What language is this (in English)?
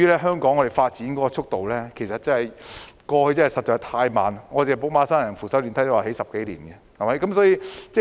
Cantonese